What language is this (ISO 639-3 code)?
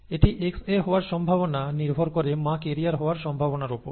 ben